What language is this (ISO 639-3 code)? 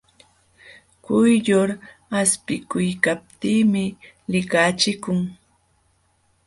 qxw